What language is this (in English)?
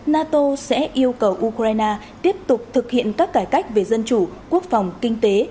Vietnamese